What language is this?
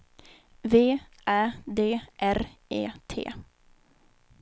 Swedish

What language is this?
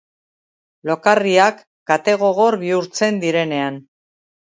Basque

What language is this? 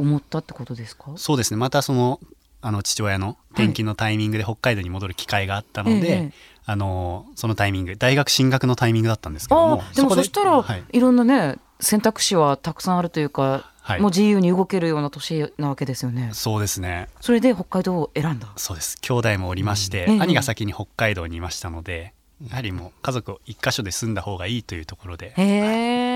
Japanese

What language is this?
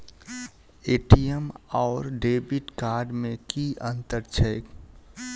Maithili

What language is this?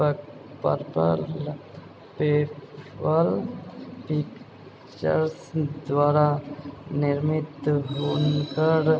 Maithili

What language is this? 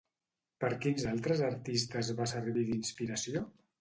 Catalan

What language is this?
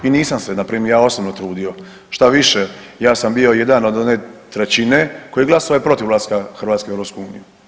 Croatian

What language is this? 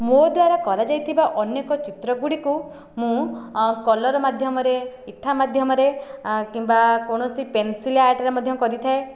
Odia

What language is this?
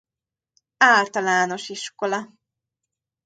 Hungarian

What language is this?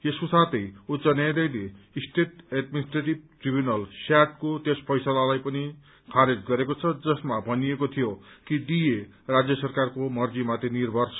Nepali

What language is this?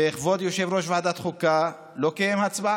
Hebrew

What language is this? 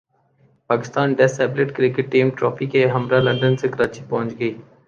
Urdu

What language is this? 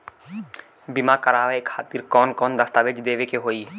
Bhojpuri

